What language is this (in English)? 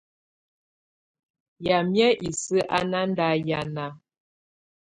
Tunen